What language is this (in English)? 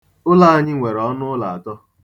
Igbo